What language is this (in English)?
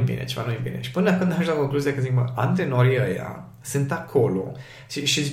Romanian